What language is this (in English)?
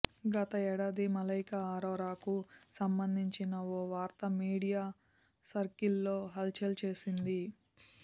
Telugu